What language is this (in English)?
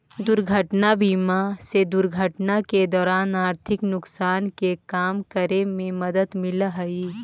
Magahi